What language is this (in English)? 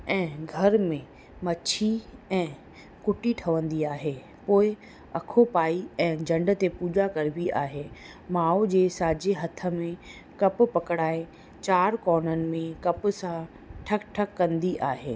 Sindhi